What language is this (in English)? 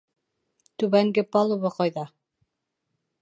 Bashkir